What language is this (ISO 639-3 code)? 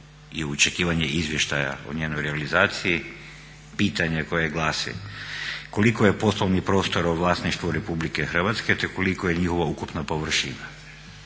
hrv